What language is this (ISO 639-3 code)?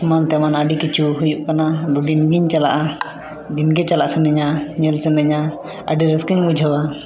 sat